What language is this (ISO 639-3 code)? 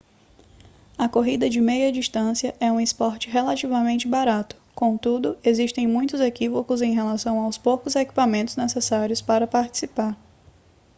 por